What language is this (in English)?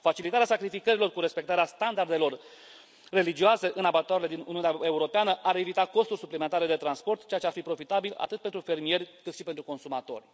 Romanian